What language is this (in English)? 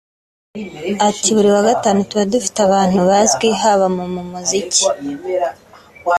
Kinyarwanda